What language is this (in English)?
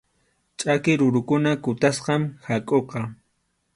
Arequipa-La Unión Quechua